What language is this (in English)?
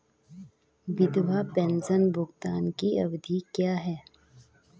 Hindi